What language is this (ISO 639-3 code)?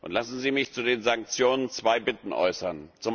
deu